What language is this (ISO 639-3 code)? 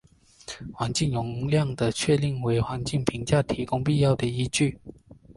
zho